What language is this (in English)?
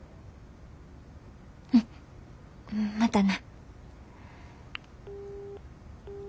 Japanese